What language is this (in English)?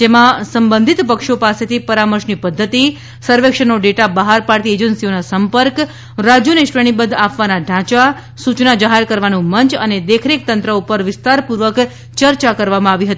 Gujarati